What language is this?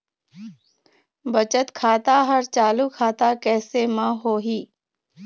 Chhattisgarhi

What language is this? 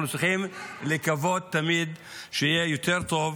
Hebrew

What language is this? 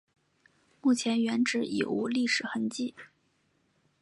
Chinese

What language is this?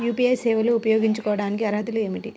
Telugu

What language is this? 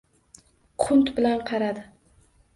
Uzbek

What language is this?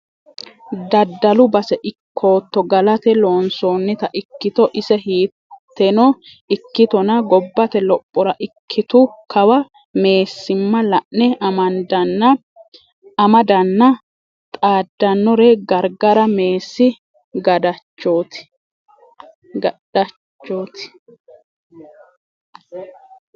Sidamo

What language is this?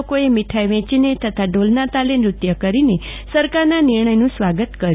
Gujarati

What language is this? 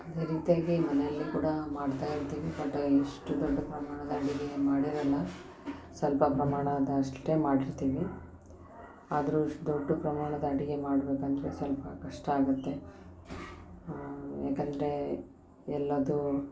Kannada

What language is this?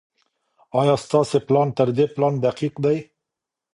Pashto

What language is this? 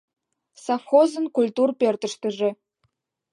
Mari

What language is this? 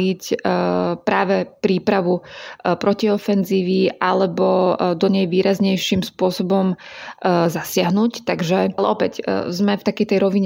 Slovak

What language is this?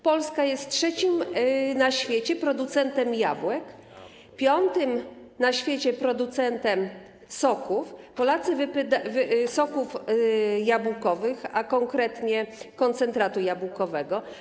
Polish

